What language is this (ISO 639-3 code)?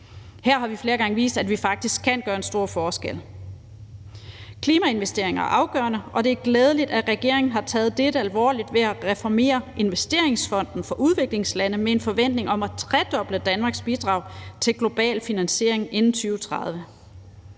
dan